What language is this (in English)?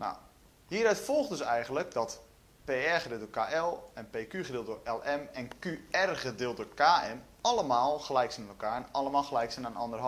Dutch